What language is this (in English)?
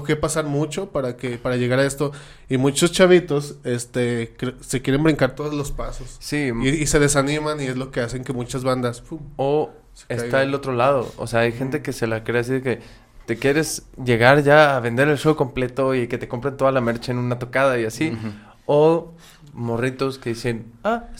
Spanish